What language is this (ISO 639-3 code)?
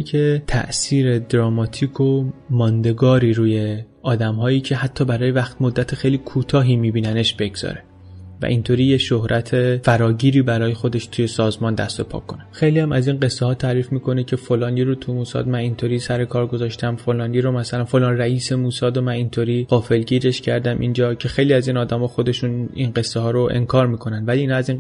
fas